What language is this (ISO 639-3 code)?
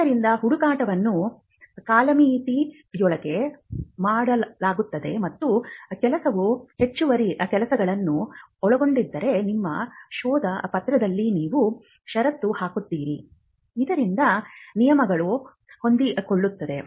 kan